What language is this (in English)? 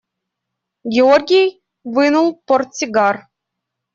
Russian